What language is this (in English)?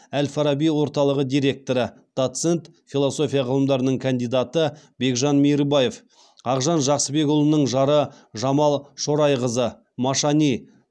Kazakh